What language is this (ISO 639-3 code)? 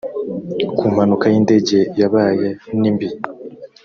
kin